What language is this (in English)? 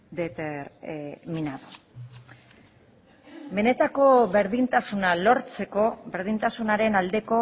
Basque